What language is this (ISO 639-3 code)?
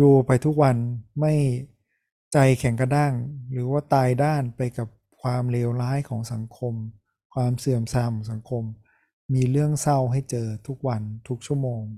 tha